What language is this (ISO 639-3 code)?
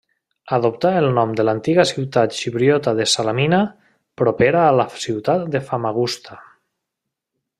cat